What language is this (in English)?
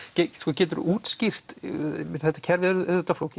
Icelandic